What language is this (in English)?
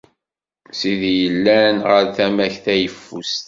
Kabyle